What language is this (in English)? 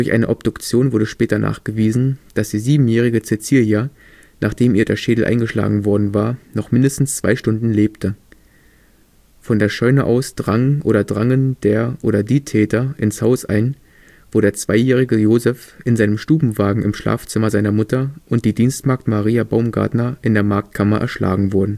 German